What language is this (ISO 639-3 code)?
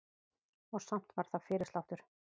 isl